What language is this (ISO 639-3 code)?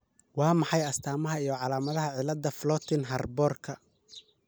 som